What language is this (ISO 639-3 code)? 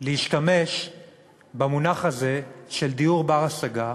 heb